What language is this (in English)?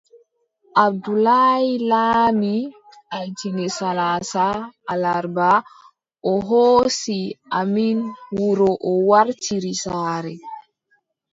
Adamawa Fulfulde